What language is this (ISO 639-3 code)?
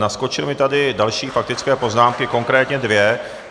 ces